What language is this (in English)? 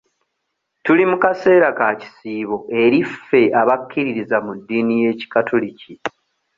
Ganda